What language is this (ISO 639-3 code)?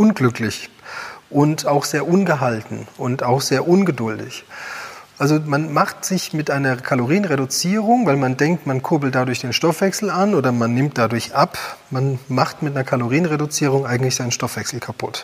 deu